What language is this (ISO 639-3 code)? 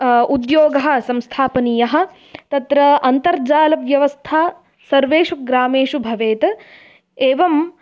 san